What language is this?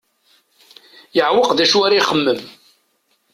Kabyle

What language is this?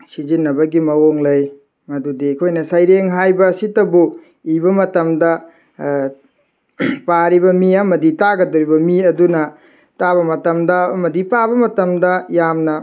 Manipuri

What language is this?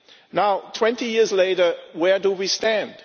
English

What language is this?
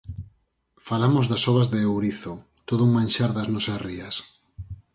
Galician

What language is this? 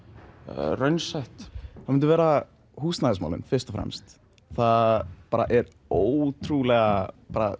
Icelandic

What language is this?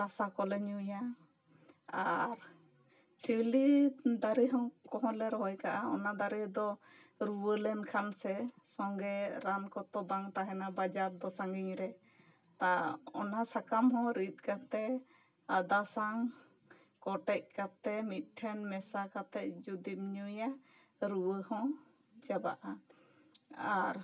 Santali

